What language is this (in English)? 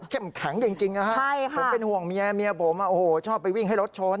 Thai